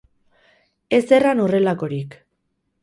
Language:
Basque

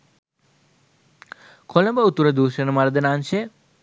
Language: Sinhala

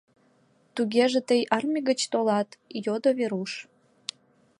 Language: Mari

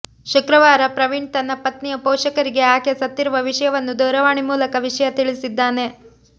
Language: Kannada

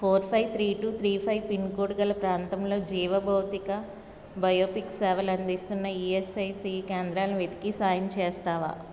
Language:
Telugu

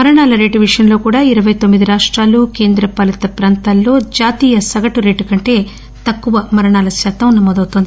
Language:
Telugu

